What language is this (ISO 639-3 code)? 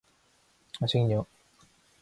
kor